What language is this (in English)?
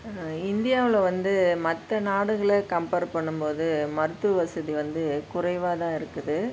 Tamil